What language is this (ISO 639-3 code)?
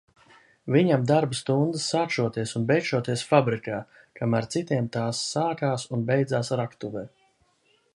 lav